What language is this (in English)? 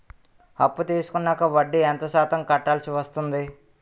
Telugu